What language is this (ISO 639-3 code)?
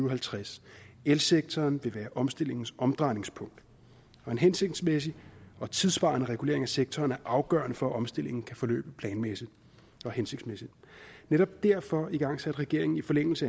dan